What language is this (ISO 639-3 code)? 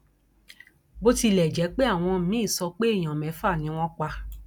yor